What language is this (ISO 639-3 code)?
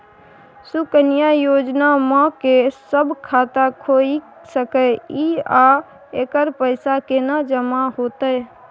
mai